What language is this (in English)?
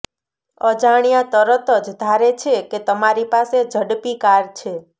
Gujarati